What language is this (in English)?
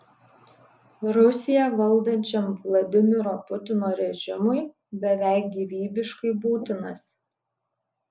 Lithuanian